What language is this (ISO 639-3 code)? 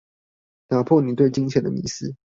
zho